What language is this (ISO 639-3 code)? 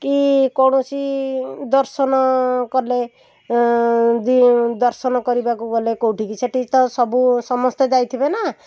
ori